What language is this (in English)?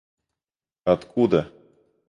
Russian